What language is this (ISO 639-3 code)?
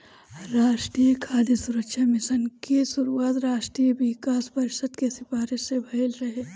bho